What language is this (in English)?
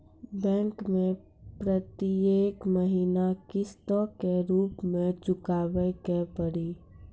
Maithili